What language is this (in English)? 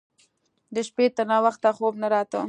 Pashto